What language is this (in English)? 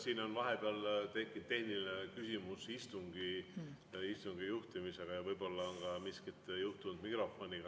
Estonian